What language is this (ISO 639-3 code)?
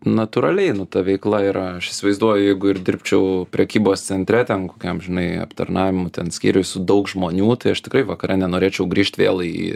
lit